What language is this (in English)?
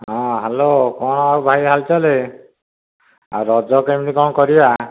Odia